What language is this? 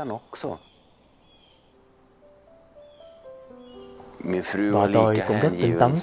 Vietnamese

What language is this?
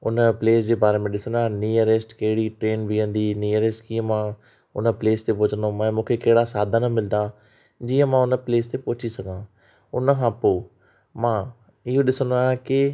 Sindhi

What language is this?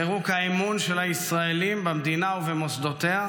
Hebrew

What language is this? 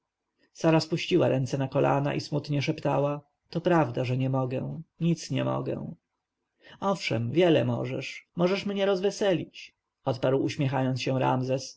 Polish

